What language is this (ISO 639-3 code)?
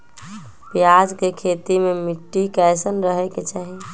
mag